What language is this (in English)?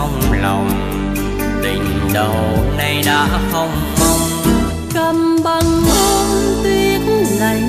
Vietnamese